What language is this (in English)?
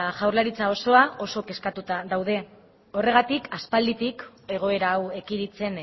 Basque